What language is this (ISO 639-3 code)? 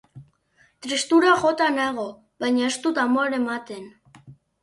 eus